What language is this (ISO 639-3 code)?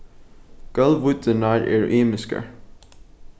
fao